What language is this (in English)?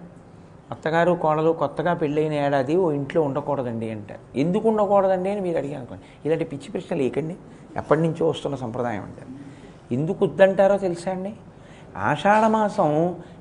Telugu